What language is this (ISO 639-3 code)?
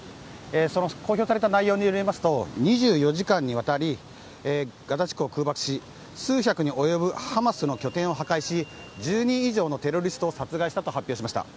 jpn